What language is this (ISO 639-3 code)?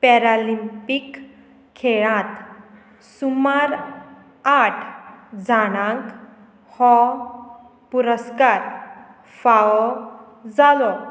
kok